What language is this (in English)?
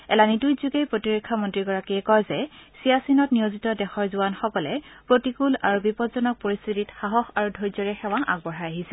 Assamese